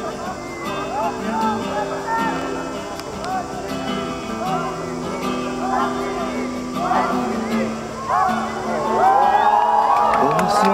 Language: Bulgarian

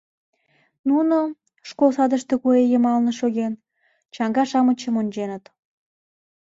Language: Mari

